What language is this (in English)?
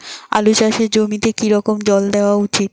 Bangla